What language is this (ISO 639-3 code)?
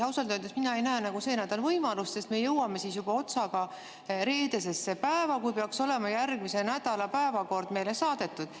est